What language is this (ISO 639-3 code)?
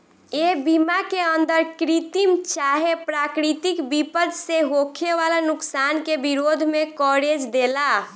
bho